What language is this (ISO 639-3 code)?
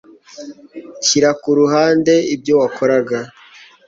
kin